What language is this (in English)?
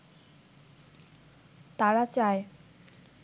Bangla